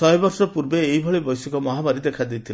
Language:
Odia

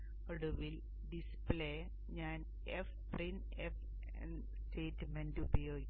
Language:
Malayalam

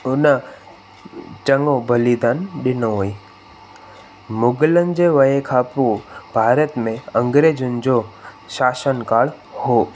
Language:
Sindhi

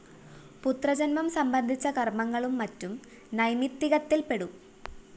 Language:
Malayalam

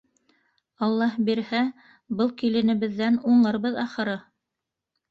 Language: Bashkir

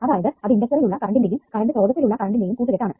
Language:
Malayalam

